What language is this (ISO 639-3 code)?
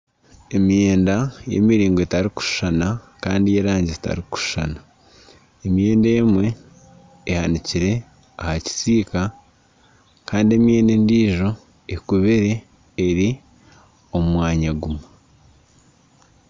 nyn